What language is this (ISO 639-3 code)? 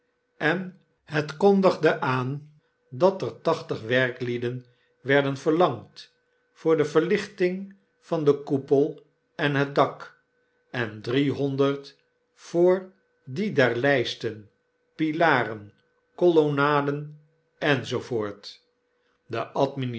nld